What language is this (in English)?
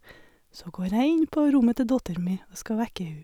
Norwegian